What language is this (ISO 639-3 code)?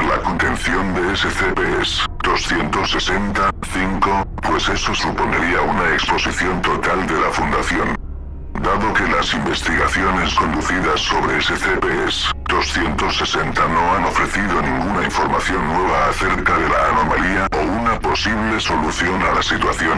spa